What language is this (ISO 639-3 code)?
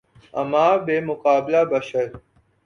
urd